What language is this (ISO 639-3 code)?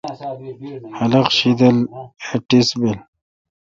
xka